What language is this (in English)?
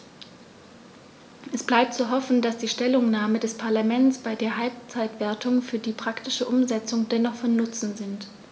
German